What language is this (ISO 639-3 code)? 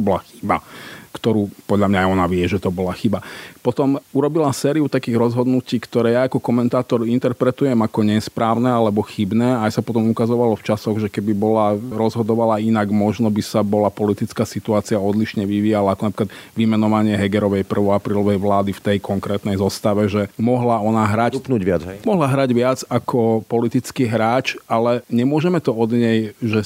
slk